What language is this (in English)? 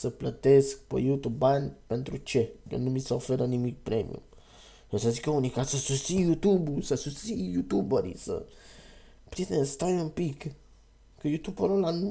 Romanian